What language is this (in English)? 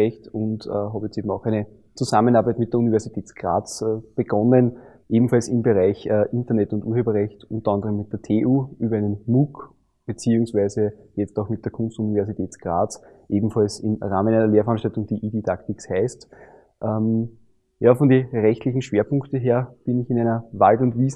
German